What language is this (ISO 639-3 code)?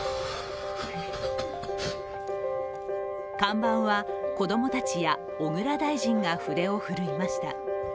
jpn